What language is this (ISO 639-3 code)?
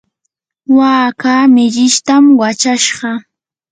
qur